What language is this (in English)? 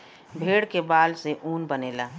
Bhojpuri